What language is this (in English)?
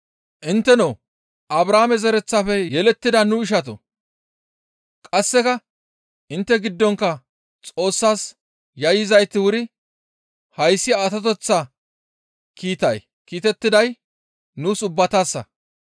Gamo